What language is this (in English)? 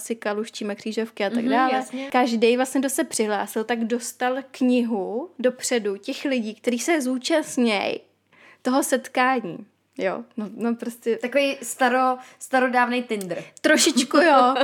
Czech